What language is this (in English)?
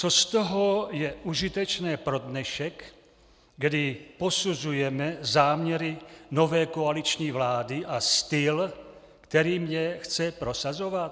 Czech